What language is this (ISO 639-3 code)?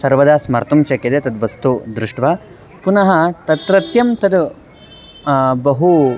san